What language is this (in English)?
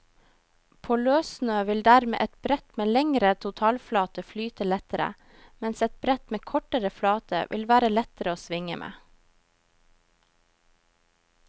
Norwegian